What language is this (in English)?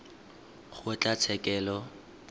Tswana